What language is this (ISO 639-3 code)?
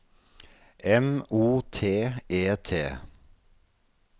nor